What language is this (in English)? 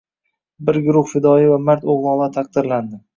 Uzbek